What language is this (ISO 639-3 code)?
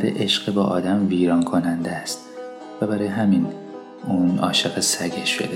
fas